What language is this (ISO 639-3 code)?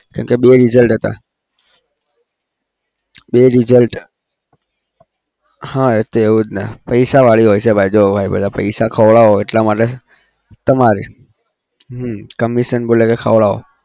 guj